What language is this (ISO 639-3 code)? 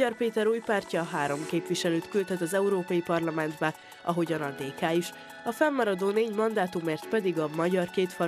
hun